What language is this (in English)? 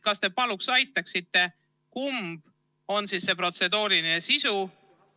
Estonian